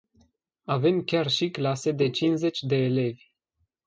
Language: Romanian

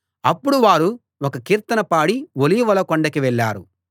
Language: Telugu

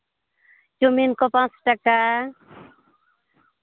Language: Santali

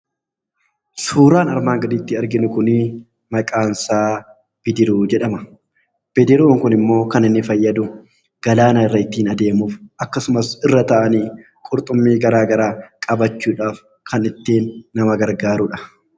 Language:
Oromo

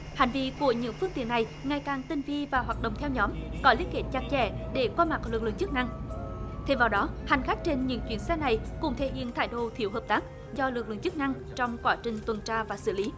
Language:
Vietnamese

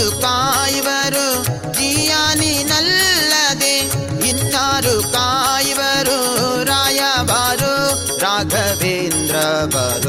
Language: Kannada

